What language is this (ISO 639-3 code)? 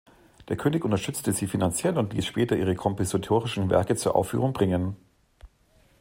deu